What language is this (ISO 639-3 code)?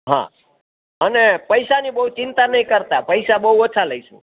guj